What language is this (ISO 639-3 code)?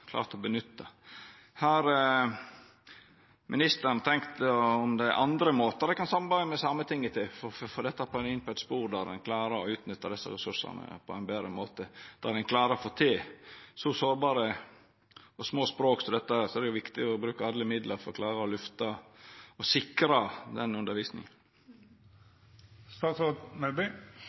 nno